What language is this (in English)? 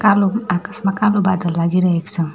Nepali